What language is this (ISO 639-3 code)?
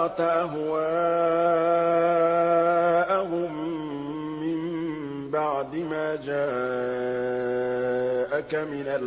ara